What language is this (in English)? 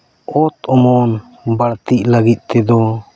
Santali